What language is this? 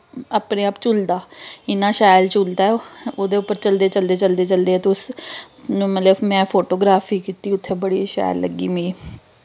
Dogri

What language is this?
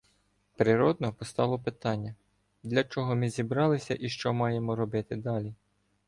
Ukrainian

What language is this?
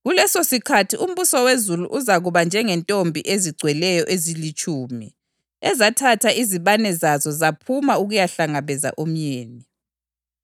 North Ndebele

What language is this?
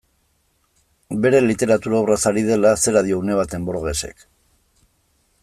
Basque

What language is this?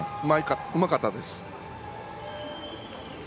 Japanese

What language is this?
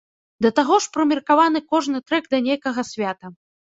Belarusian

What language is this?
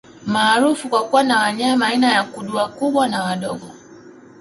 Swahili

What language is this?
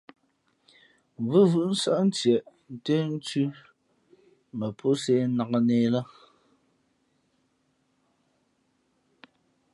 Fe'fe'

